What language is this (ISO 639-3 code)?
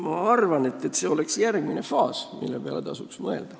est